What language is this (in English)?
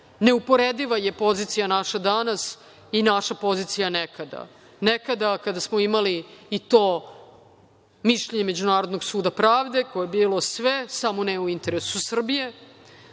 Serbian